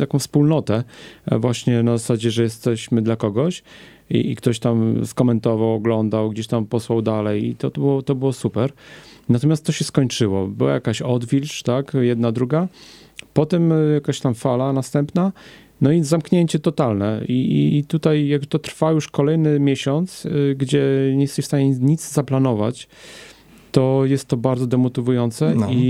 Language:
Polish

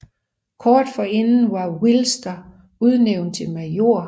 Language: Danish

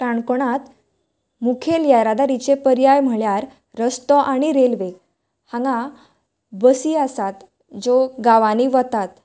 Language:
Konkani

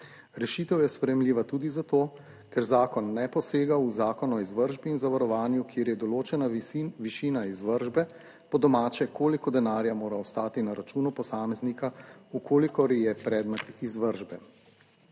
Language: Slovenian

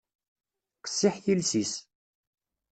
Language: Kabyle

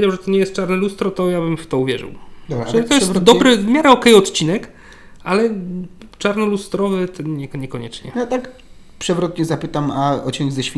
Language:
Polish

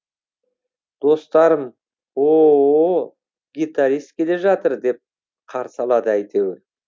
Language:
Kazakh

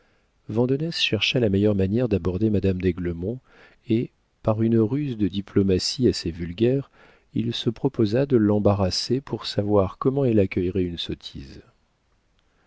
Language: French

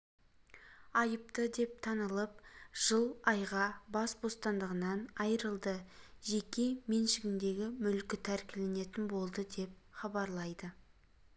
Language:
Kazakh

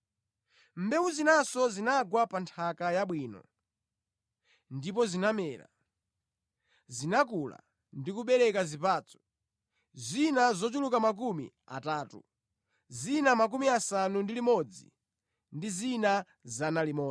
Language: Nyanja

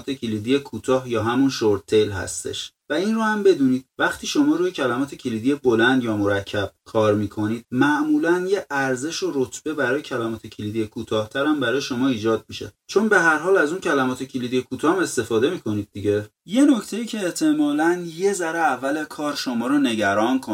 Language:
Persian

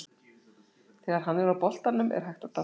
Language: Icelandic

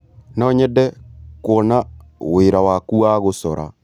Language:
Kikuyu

